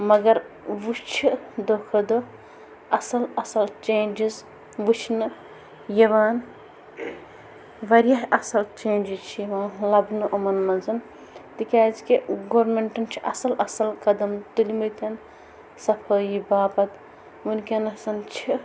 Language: Kashmiri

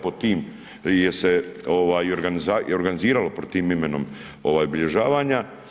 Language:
Croatian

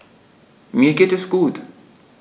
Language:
German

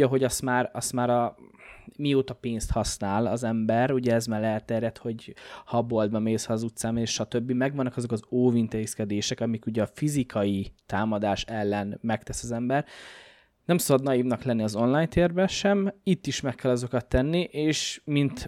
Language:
Hungarian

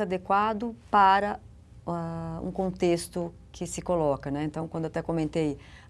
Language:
Portuguese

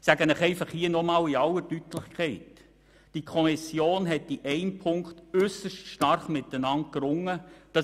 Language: Swiss German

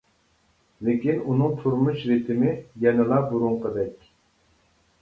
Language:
Uyghur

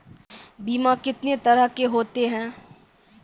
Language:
Maithili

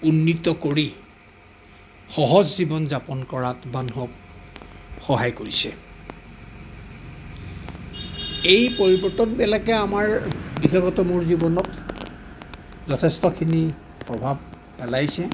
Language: Assamese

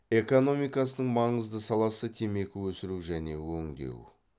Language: Kazakh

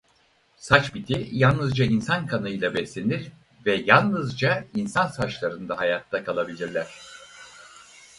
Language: Turkish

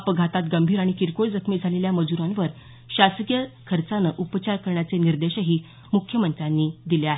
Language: Marathi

